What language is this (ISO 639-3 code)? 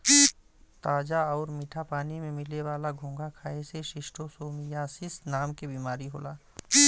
bho